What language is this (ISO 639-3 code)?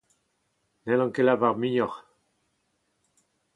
bre